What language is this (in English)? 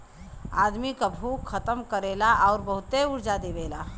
Bhojpuri